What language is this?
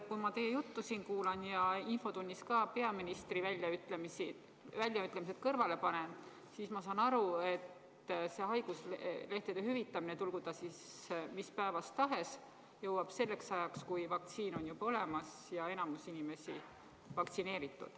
Estonian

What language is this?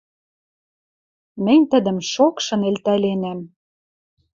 Western Mari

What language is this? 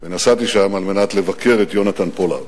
Hebrew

